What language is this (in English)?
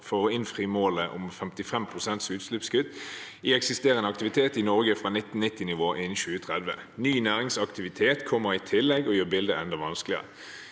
Norwegian